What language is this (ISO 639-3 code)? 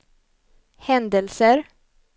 swe